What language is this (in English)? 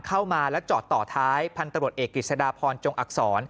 Thai